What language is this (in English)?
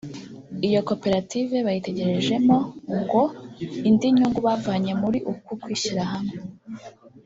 Kinyarwanda